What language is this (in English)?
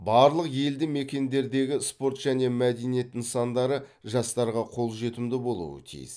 Kazakh